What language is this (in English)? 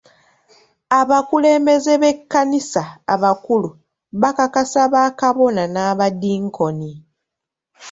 Ganda